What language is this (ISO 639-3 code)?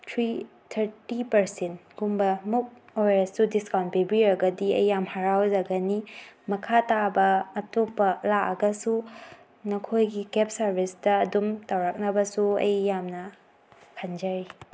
mni